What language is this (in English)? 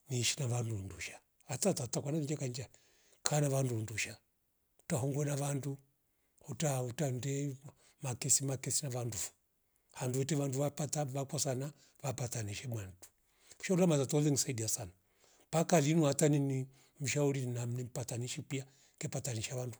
Rombo